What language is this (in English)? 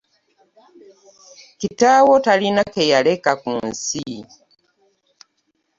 Ganda